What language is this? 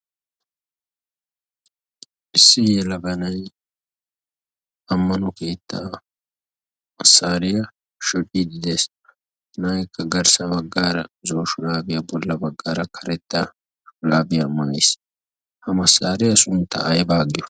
Wolaytta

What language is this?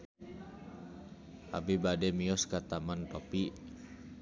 Sundanese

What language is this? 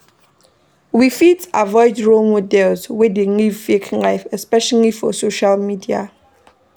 Nigerian Pidgin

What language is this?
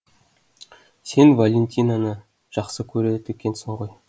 Kazakh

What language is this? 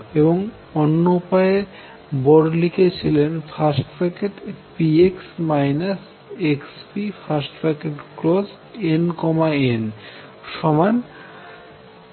Bangla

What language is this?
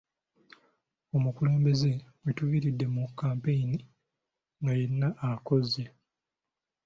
Ganda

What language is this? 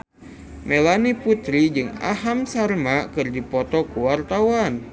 Sundanese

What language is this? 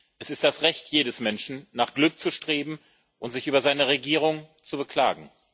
German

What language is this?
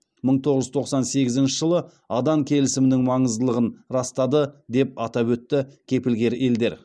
Kazakh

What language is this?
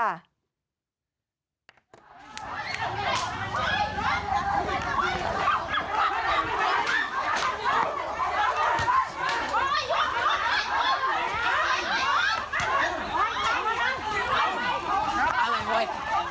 Thai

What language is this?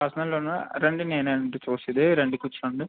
Telugu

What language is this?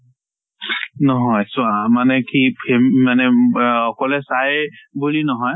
Assamese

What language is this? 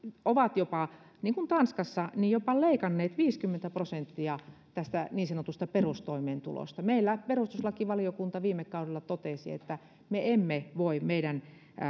Finnish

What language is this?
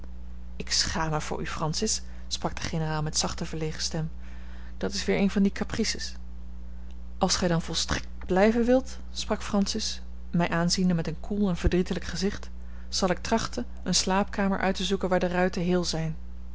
Dutch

